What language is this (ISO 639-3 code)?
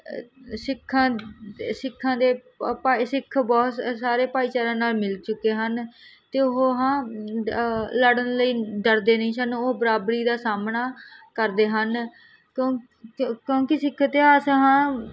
pan